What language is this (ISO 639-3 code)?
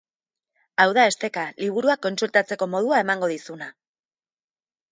eus